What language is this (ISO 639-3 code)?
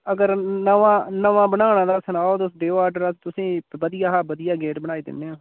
doi